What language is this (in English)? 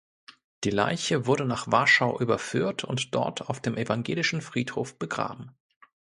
German